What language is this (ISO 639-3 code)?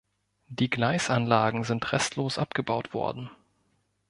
deu